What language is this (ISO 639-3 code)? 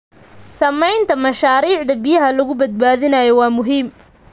som